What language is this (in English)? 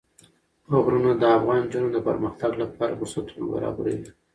Pashto